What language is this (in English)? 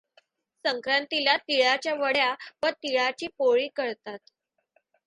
Marathi